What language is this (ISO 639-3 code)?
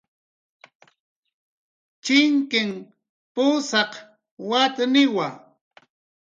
jqr